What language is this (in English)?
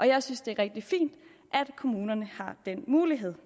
Danish